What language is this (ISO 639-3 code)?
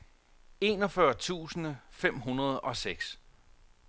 dan